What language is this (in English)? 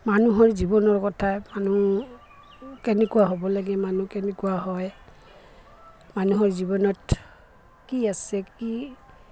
Assamese